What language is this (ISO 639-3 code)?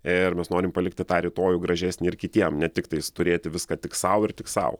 lit